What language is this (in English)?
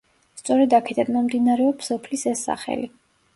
Georgian